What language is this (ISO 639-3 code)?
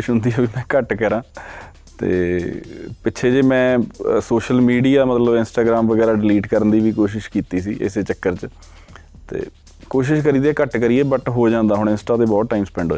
pan